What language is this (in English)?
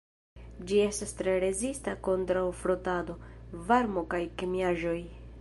Esperanto